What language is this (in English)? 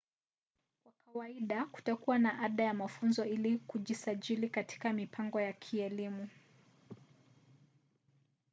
Swahili